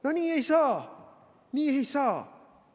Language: Estonian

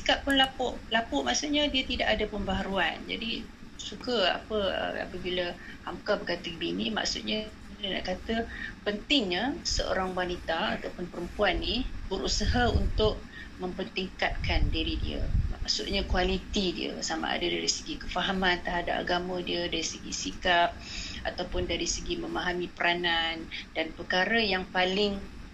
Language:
Malay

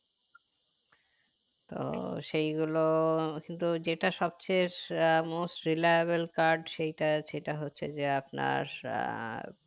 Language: Bangla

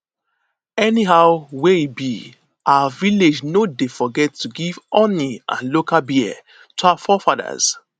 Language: Nigerian Pidgin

